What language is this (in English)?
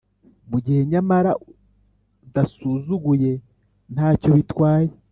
Kinyarwanda